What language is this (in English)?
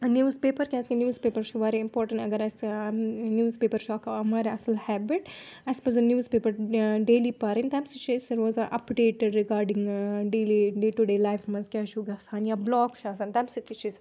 Kashmiri